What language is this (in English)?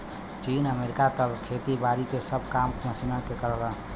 Bhojpuri